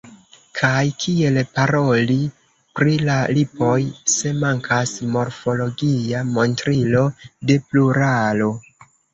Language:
Esperanto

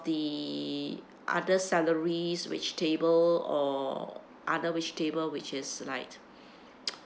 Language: English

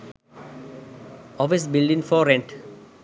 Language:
Sinhala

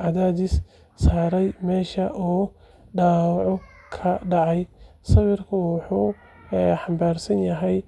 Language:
Somali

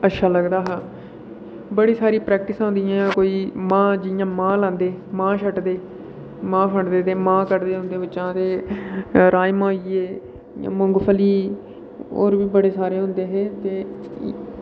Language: Dogri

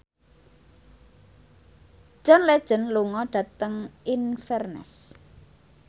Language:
Javanese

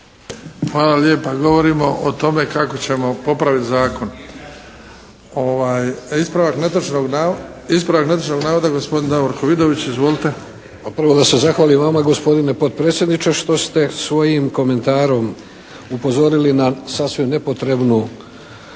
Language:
Croatian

